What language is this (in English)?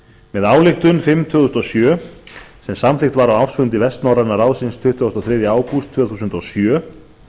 Icelandic